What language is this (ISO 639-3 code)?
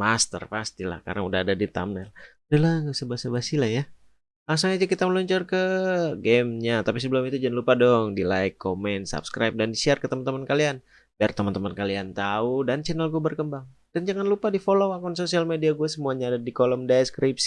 ind